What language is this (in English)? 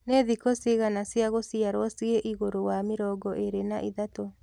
Kikuyu